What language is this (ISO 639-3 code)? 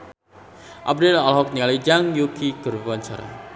sun